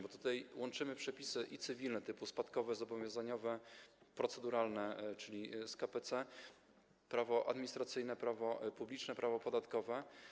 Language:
Polish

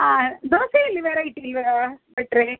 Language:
Kannada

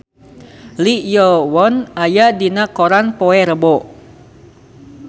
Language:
Sundanese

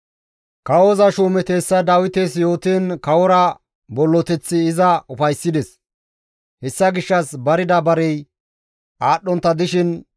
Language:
Gamo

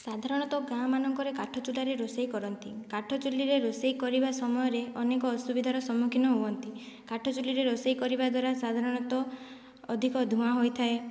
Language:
Odia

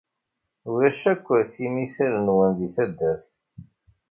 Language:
Kabyle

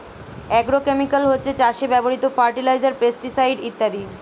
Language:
Bangla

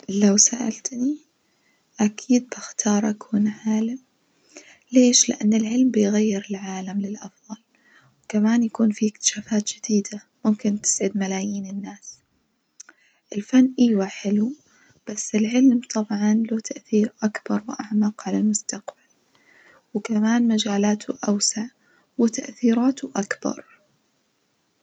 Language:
Najdi Arabic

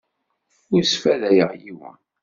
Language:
Kabyle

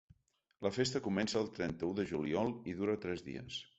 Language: Catalan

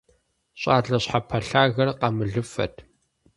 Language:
Kabardian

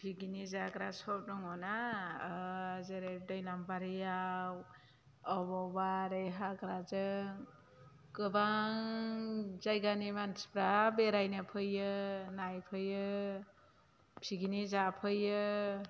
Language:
Bodo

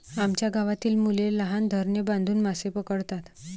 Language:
Marathi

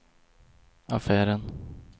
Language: Swedish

